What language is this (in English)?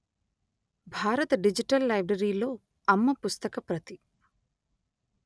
Telugu